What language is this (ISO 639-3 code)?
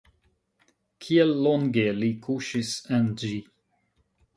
epo